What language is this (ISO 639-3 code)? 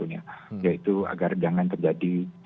ind